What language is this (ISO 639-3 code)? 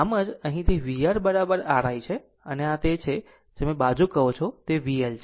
guj